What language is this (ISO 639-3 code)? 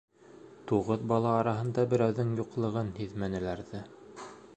bak